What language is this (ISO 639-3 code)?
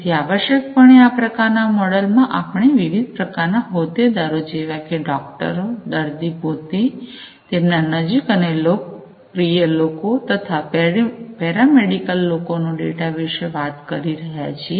guj